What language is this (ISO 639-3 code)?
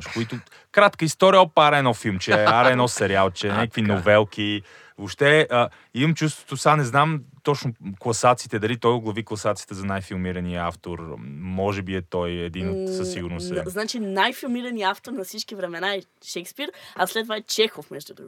bul